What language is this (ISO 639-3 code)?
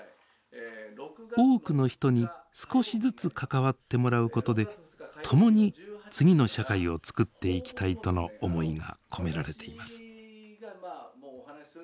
jpn